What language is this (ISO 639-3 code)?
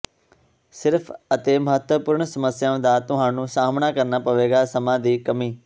pan